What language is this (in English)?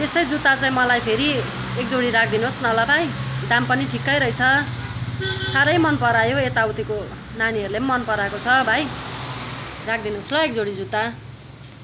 Nepali